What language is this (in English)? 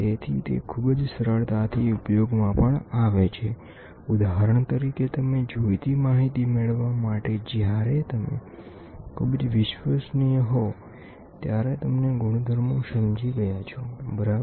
Gujarati